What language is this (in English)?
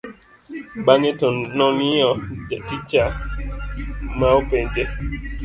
Luo (Kenya and Tanzania)